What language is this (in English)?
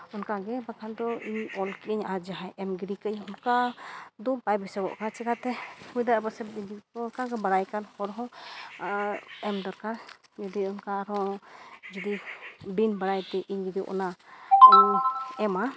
Santali